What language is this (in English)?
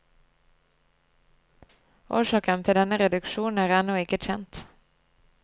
Norwegian